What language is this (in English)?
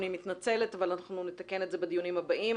Hebrew